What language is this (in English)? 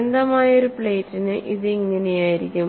Malayalam